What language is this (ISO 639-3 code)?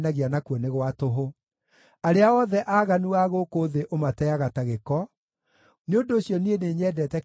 kik